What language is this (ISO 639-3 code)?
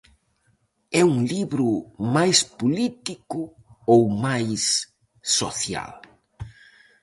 glg